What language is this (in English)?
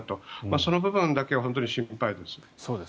Japanese